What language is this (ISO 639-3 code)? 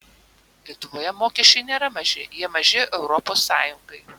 lit